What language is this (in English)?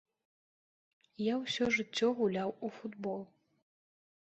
Belarusian